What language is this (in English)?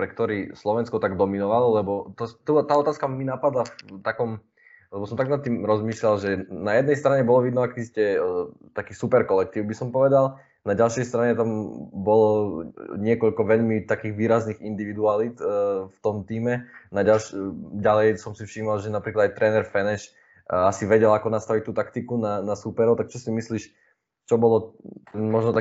Slovak